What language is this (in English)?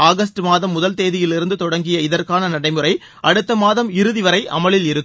Tamil